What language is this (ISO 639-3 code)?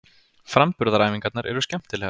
isl